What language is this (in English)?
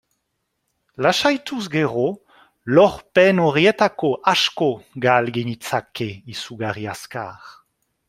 Basque